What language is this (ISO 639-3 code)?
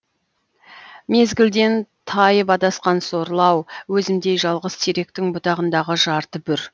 kaz